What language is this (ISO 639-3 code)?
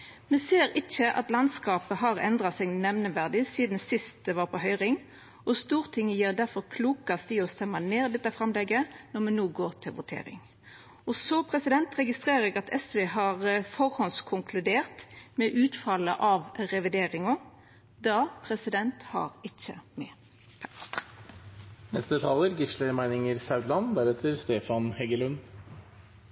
nno